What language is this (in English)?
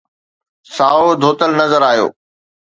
Sindhi